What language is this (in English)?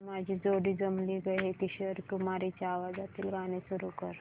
Marathi